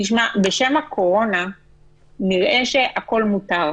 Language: Hebrew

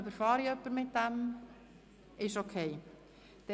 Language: Swiss German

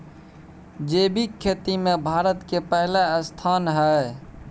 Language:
Maithili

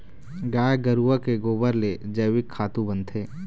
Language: Chhattisgarhi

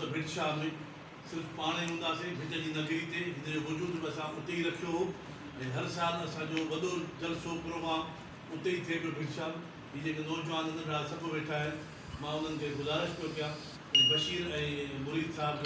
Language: Hindi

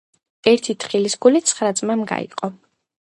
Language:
Georgian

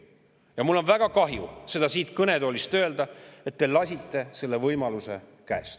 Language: Estonian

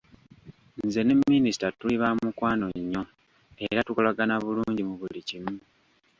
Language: Ganda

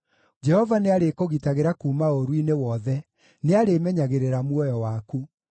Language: Kikuyu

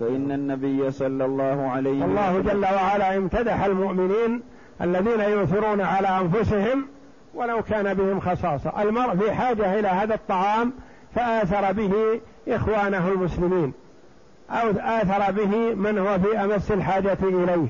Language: Arabic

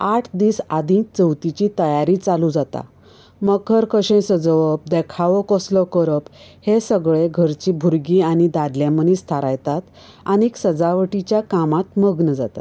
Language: Konkani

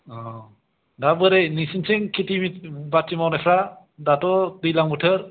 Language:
Bodo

